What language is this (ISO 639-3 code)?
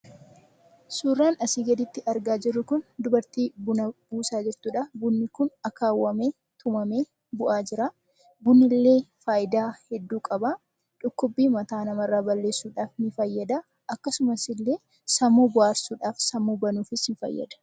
orm